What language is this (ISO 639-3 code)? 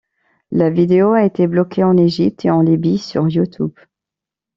fra